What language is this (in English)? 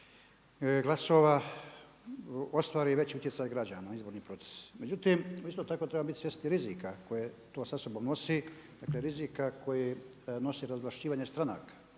Croatian